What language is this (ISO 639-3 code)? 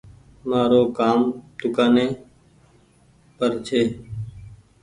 gig